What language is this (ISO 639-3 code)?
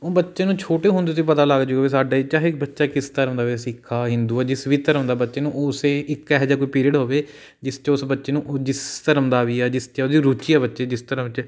pan